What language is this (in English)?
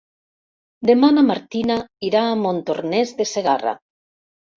Catalan